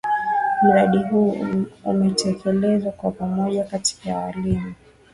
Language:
Swahili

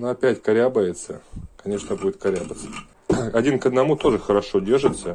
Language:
Russian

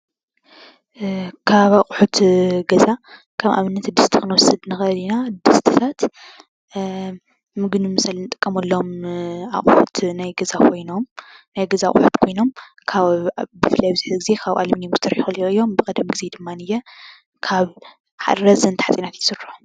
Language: Tigrinya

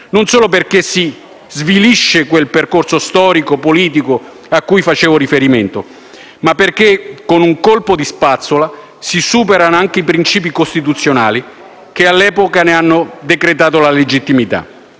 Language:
Italian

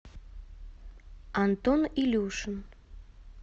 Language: Russian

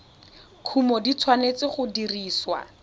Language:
Tswana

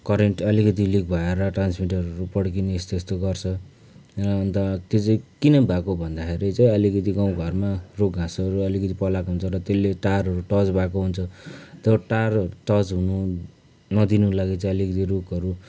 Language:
Nepali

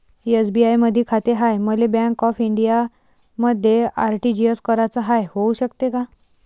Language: Marathi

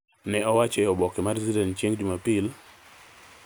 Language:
Luo (Kenya and Tanzania)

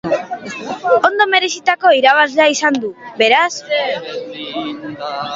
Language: Basque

